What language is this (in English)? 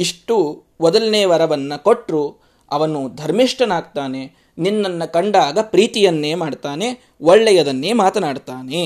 Kannada